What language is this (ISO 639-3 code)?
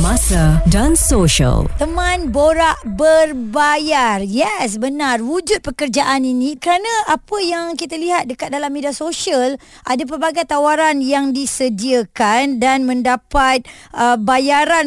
msa